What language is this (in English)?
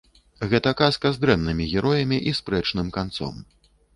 Belarusian